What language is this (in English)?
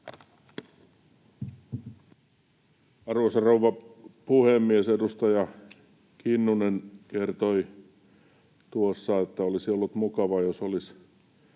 Finnish